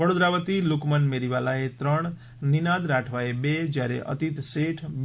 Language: Gujarati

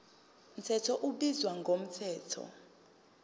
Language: Zulu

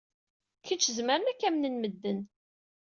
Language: Kabyle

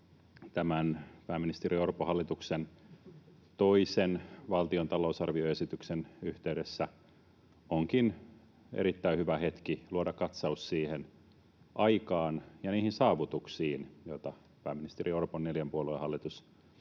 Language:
Finnish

